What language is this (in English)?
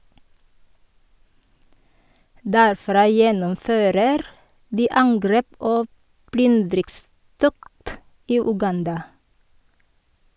Norwegian